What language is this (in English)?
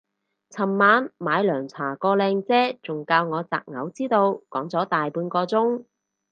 Cantonese